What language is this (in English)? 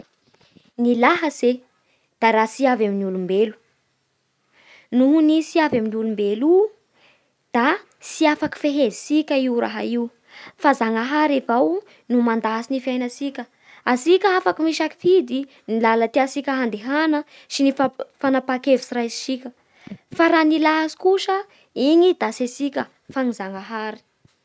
Bara Malagasy